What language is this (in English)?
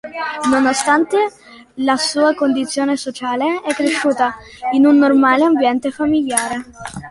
Italian